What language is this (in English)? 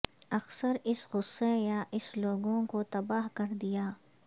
Urdu